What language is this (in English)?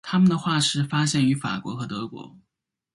Chinese